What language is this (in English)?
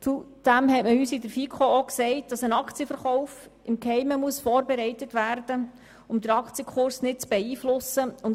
Swiss German